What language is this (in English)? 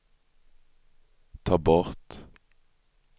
Swedish